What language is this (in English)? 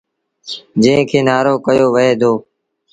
Sindhi Bhil